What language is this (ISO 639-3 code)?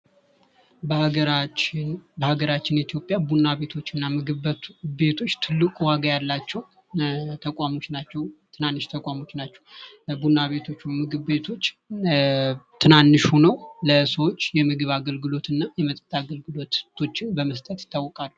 amh